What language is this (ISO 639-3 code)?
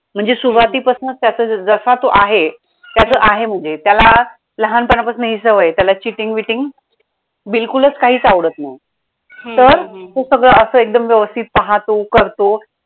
mar